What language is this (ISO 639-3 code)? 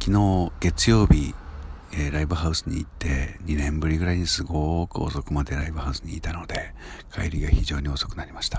jpn